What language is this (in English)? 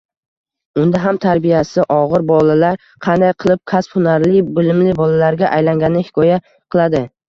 Uzbek